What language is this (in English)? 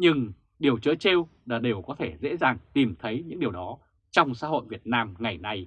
Vietnamese